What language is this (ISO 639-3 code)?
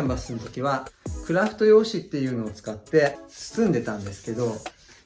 jpn